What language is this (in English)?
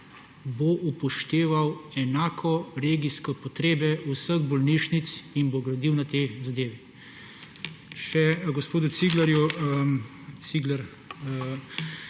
Slovenian